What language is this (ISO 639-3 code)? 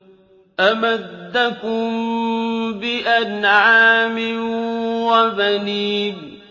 ara